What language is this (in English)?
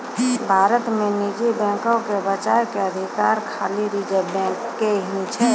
Maithili